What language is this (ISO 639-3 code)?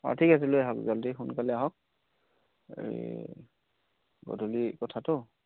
asm